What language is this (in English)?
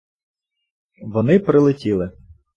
Ukrainian